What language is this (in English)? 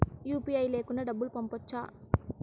Telugu